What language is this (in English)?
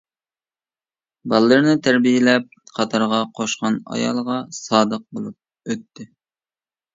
Uyghur